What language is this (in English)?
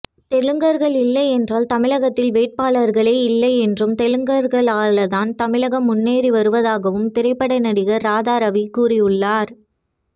Tamil